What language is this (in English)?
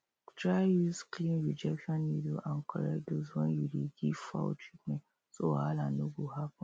Nigerian Pidgin